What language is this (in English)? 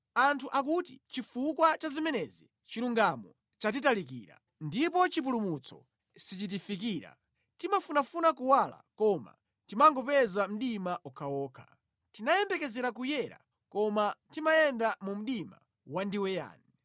Nyanja